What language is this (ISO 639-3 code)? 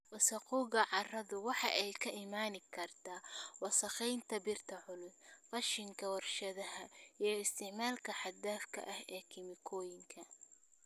som